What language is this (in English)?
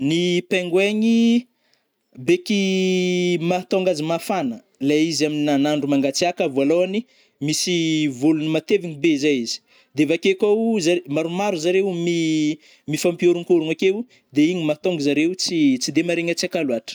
Northern Betsimisaraka Malagasy